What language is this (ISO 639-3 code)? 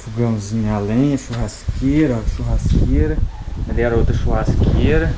por